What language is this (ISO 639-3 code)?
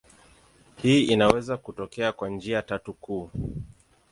swa